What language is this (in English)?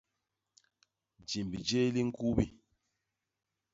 Basaa